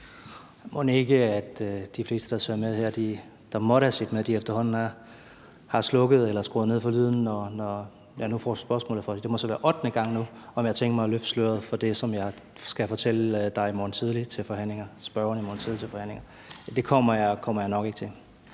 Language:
Danish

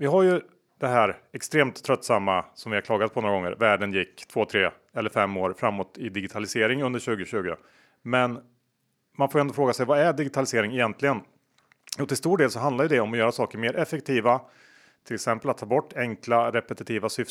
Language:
Swedish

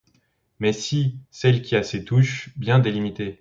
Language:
French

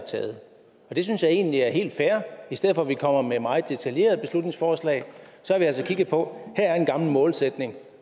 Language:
Danish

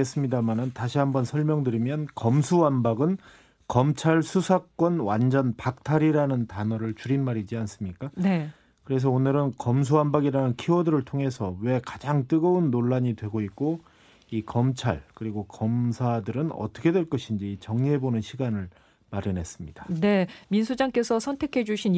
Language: Korean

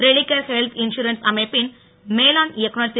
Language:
Tamil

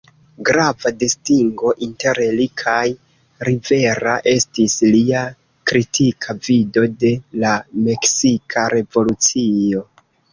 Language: Esperanto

